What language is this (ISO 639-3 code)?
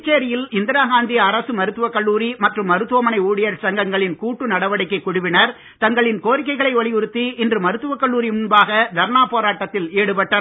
tam